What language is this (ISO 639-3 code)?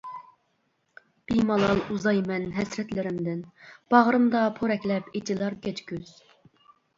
uig